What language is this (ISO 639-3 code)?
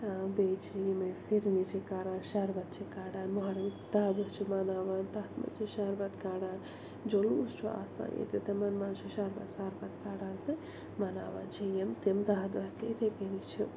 kas